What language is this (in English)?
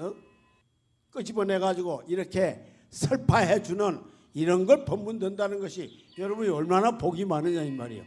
Korean